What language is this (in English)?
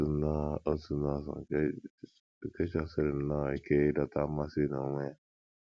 Igbo